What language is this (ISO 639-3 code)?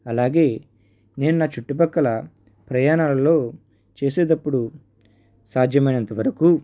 tel